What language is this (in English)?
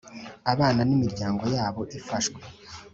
Kinyarwanda